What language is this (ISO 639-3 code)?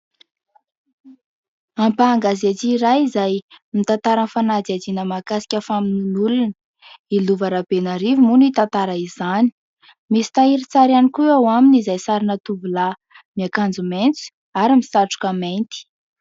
mlg